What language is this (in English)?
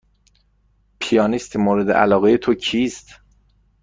Persian